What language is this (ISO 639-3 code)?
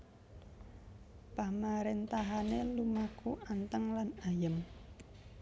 jav